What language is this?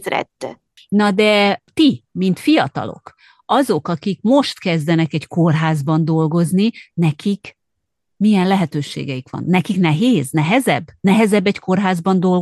Hungarian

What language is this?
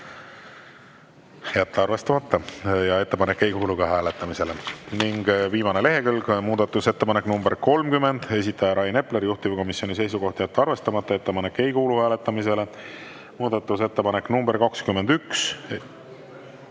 Estonian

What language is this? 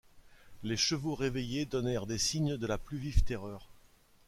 French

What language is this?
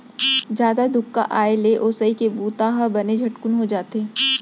Chhattisgarhi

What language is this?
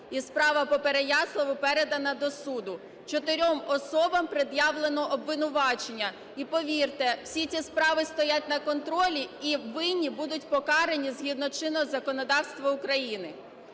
Ukrainian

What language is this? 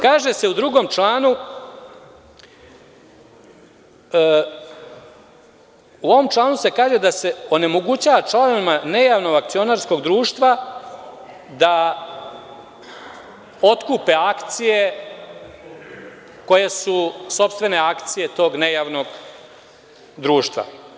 Serbian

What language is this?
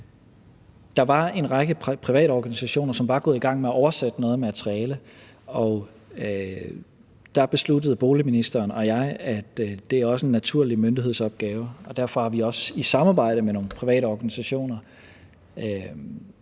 Danish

